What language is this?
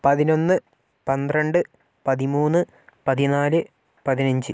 Malayalam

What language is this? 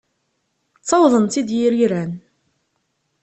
Kabyle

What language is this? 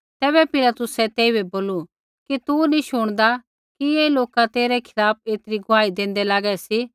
Kullu Pahari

